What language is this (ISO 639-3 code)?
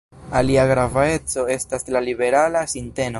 epo